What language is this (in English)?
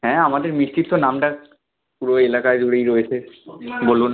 Bangla